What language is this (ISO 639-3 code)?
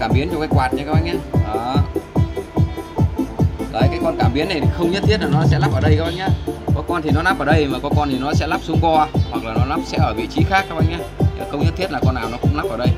vie